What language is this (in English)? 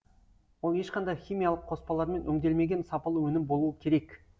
Kazakh